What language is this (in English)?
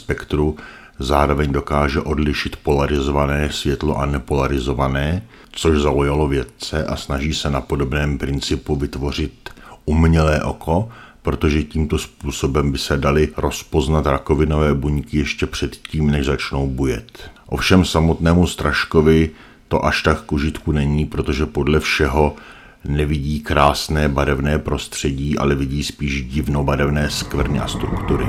Czech